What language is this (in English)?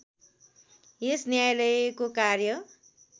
Nepali